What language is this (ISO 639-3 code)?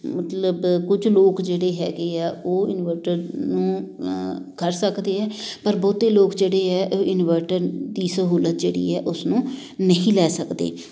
pan